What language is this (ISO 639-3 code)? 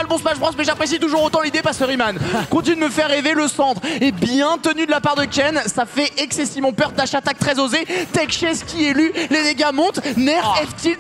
fra